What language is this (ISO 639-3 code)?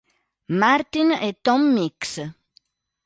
ita